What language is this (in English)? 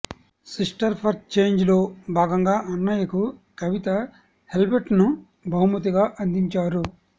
Telugu